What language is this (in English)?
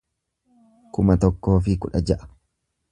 Oromo